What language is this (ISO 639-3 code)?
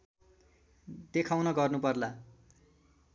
nep